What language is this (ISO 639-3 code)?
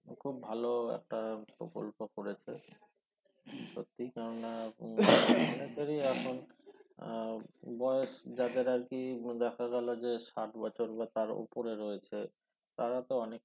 ben